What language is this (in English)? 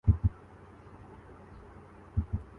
Urdu